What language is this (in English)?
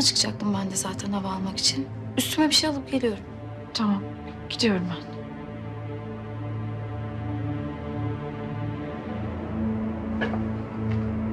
Turkish